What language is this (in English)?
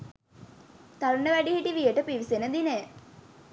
Sinhala